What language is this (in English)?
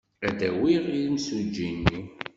Kabyle